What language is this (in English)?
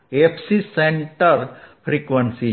Gujarati